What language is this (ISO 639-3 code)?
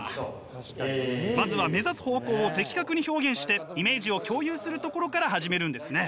jpn